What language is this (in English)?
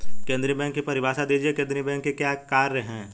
Hindi